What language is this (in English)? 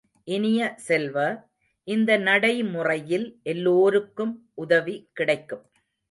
Tamil